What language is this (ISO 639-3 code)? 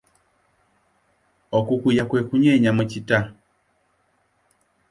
lug